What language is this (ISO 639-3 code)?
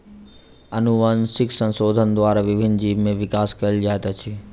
mai